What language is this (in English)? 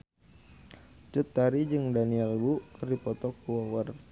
Sundanese